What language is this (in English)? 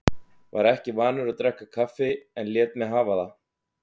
Icelandic